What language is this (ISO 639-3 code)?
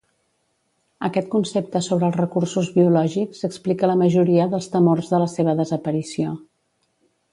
cat